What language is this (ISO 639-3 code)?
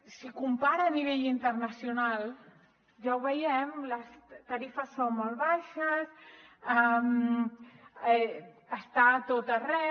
cat